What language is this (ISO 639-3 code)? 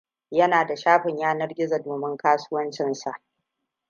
hau